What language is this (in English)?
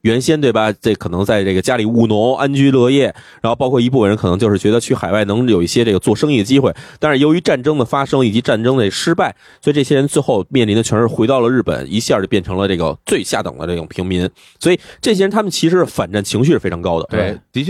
Chinese